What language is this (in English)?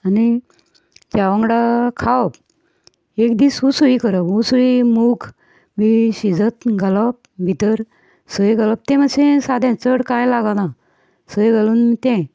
Konkani